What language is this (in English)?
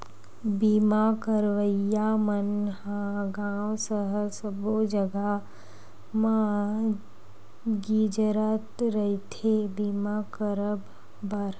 Chhattisgarhi